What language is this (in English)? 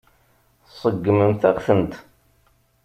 Kabyle